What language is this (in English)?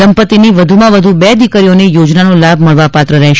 Gujarati